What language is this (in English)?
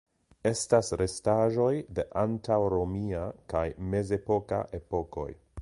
Esperanto